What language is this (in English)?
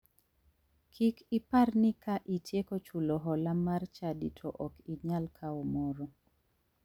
Luo (Kenya and Tanzania)